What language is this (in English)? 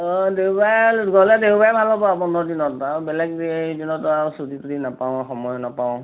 Assamese